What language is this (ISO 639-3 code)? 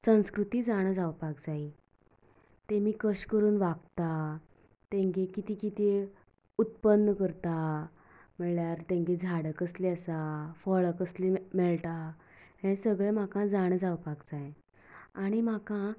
kok